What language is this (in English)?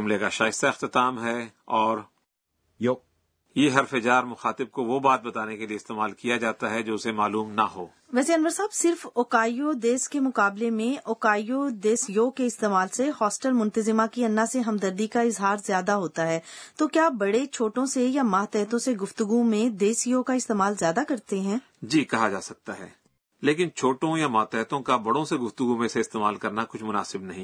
Urdu